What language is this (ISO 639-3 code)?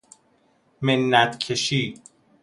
fas